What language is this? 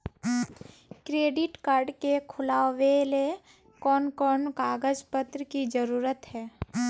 Magahi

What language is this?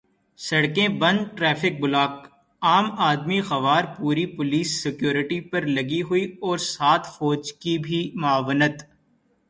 Urdu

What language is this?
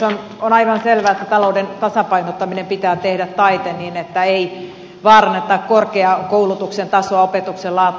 Finnish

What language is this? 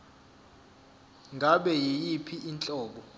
Zulu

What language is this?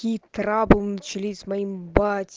Russian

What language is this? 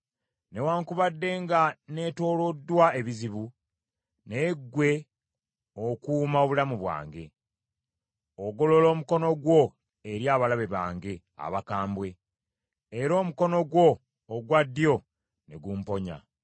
Ganda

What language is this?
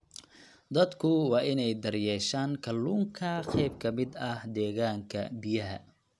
Somali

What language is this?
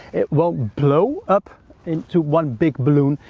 English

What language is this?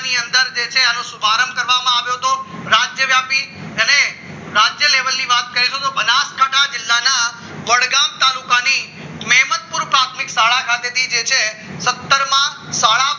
Gujarati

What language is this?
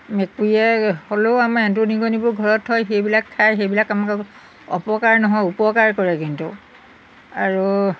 Assamese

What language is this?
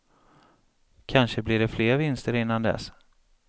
Swedish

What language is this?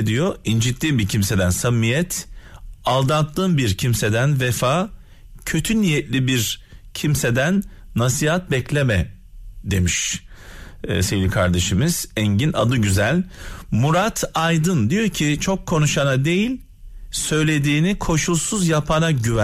Turkish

